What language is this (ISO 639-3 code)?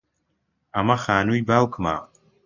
ckb